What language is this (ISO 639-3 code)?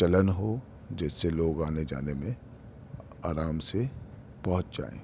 urd